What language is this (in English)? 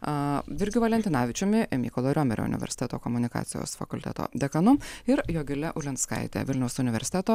Lithuanian